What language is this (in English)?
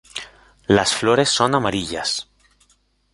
Spanish